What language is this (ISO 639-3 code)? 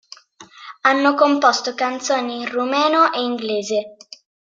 ita